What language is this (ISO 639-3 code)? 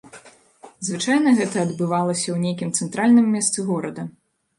bel